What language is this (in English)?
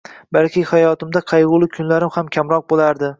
Uzbek